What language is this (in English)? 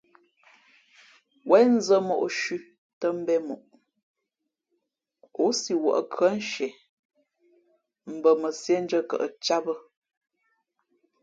Fe'fe'